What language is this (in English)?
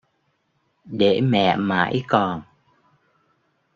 Vietnamese